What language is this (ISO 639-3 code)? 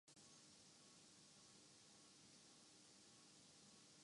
urd